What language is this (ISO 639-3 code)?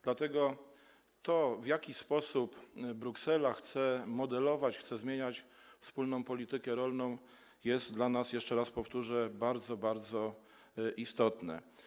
pol